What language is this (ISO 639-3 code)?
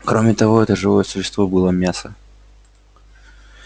rus